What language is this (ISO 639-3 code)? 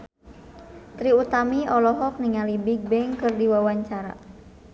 sun